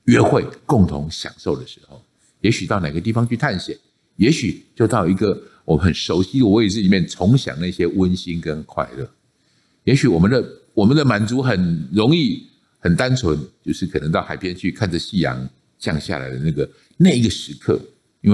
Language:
Chinese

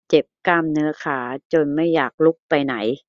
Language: Thai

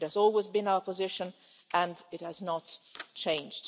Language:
English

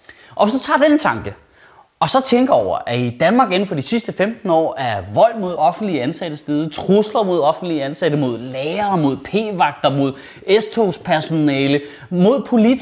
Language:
Danish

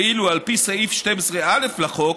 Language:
Hebrew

